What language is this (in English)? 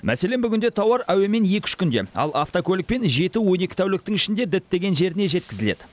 Kazakh